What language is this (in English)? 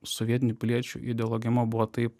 Lithuanian